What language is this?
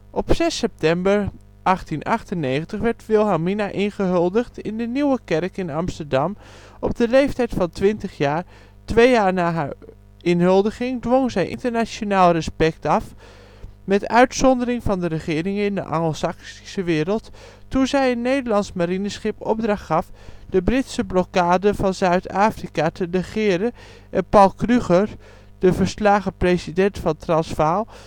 Dutch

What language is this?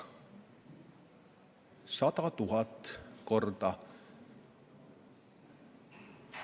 Estonian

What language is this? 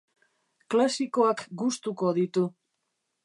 Basque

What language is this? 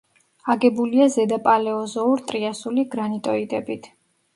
Georgian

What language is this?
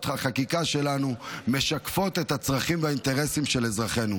Hebrew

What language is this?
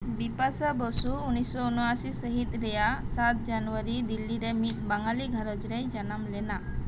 Santali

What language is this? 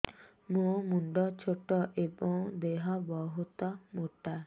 Odia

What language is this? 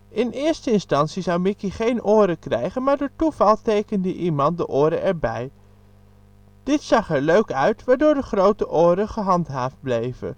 Dutch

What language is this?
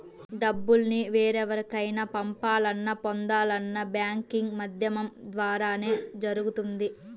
Telugu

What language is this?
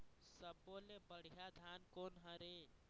Chhattisgarhi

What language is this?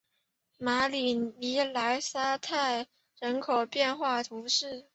Chinese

